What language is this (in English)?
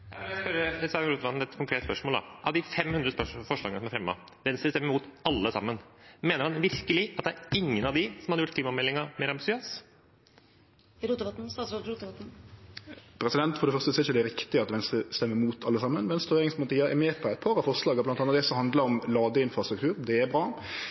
Norwegian